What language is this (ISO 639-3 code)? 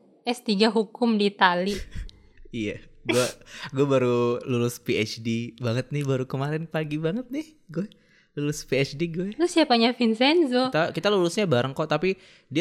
ind